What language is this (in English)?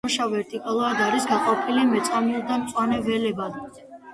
Georgian